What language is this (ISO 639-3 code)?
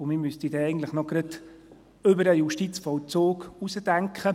gsw